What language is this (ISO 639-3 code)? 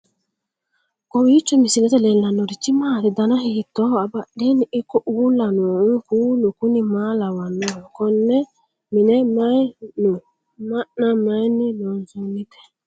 sid